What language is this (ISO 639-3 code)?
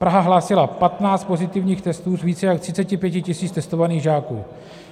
ces